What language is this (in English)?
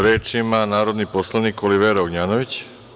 Serbian